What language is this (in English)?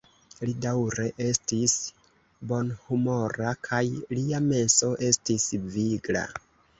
Esperanto